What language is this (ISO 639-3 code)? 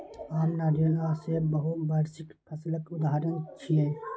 mai